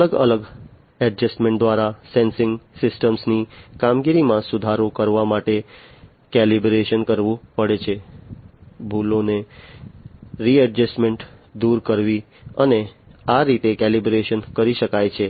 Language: Gujarati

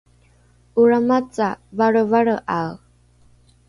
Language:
Rukai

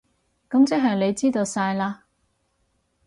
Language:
Cantonese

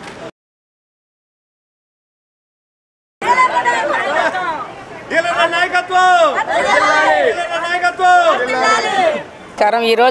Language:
Arabic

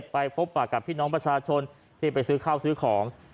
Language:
Thai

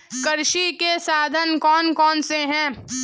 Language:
Hindi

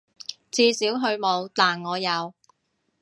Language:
Cantonese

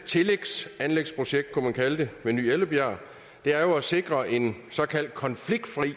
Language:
Danish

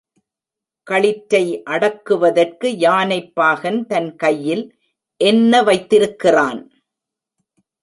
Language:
Tamil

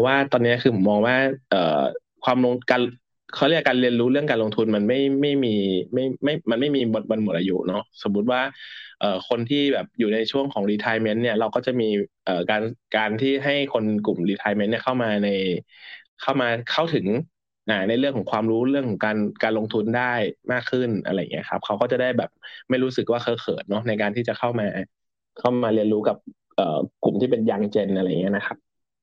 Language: Thai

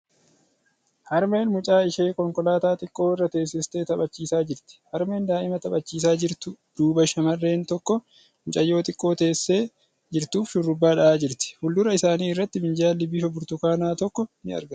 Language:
Oromo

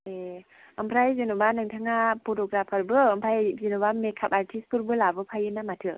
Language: Bodo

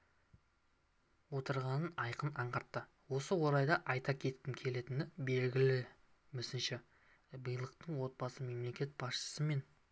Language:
Kazakh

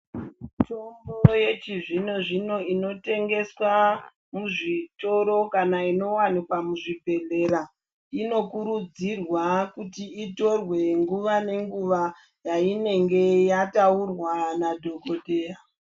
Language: Ndau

